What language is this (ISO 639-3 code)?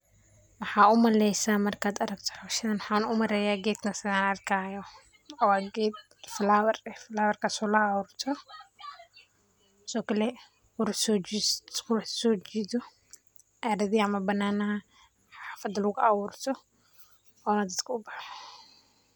som